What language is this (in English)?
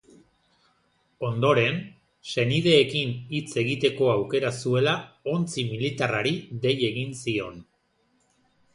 Basque